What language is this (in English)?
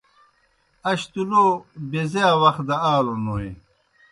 Kohistani Shina